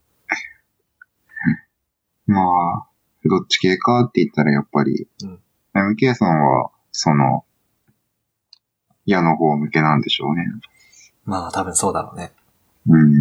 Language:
Japanese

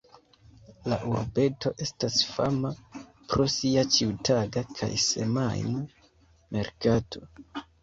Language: Esperanto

